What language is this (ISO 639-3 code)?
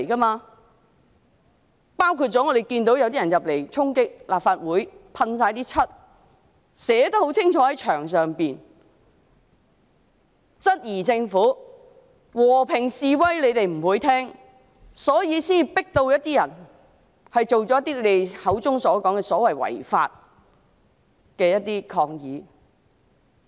yue